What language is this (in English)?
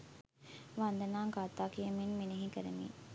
Sinhala